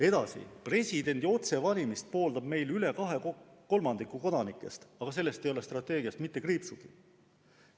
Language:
Estonian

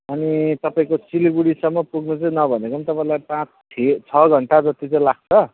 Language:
Nepali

